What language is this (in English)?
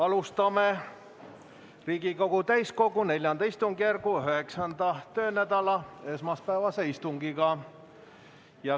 Estonian